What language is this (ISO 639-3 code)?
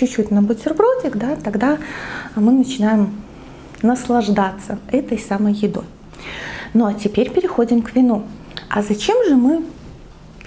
rus